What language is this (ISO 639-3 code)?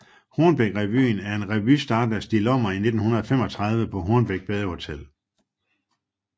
dan